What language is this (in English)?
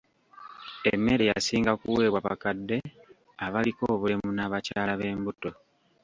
Ganda